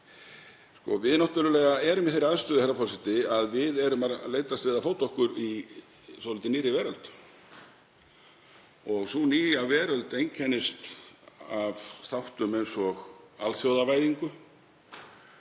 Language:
Icelandic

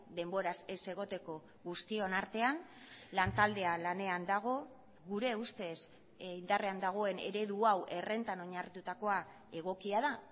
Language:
Basque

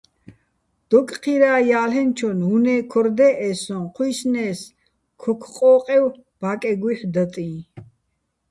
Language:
Bats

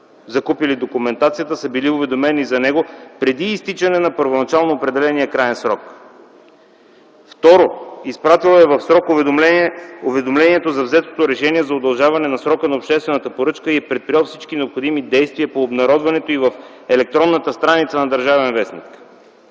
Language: Bulgarian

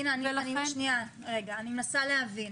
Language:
Hebrew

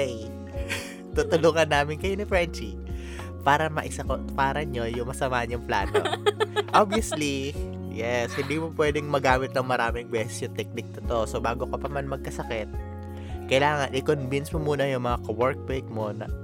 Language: Filipino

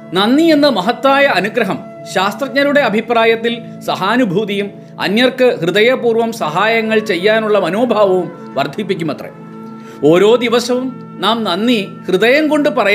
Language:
Malayalam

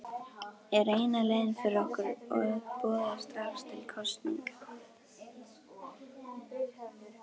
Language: Icelandic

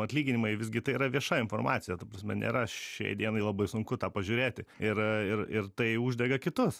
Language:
Lithuanian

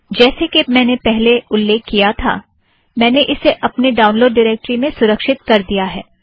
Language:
Hindi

